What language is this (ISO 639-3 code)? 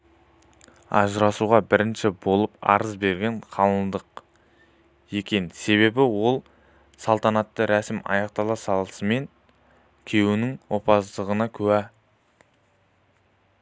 kaz